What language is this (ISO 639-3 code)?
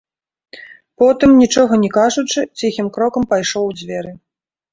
bel